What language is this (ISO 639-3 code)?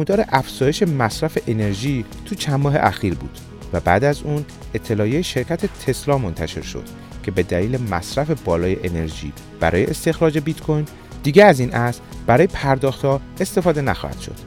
fas